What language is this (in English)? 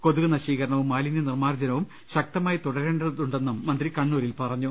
Malayalam